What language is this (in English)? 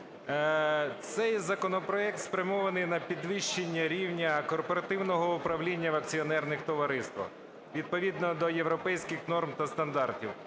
Ukrainian